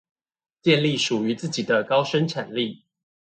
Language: Chinese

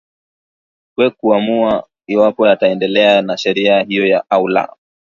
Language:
Swahili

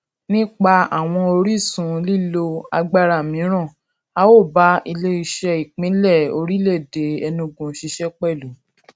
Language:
Yoruba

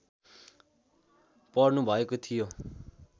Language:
Nepali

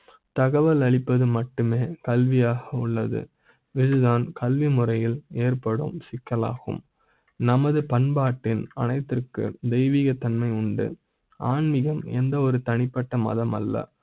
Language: Tamil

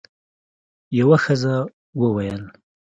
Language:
Pashto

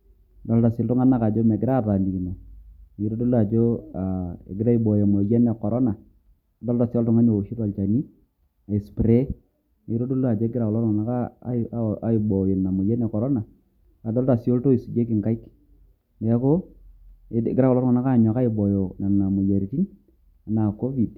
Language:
Masai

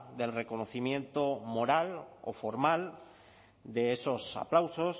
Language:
Spanish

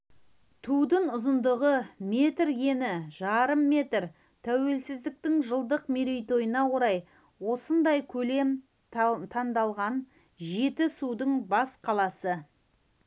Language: Kazakh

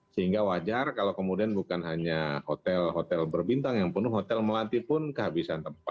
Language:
Indonesian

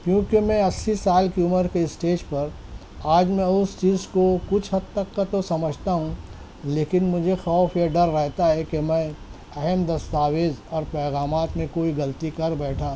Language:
Urdu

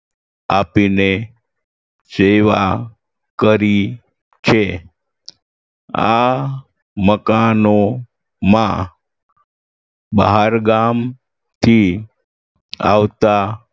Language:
Gujarati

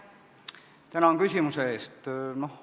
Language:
Estonian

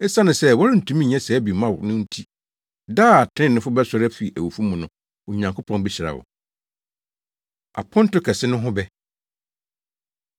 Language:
Akan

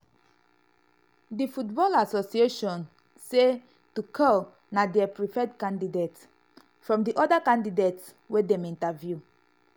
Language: Nigerian Pidgin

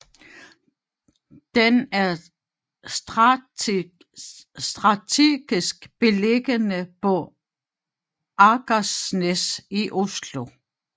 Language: Danish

